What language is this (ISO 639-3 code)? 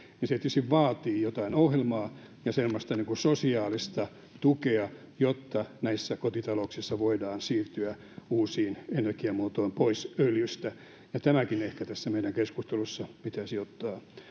fin